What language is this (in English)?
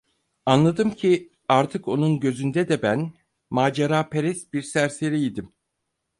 Turkish